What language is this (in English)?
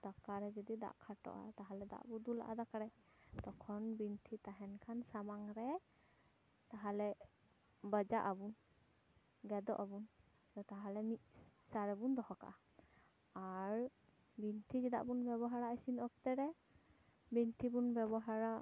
Santali